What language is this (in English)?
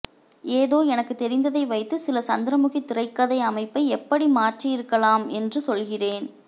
Tamil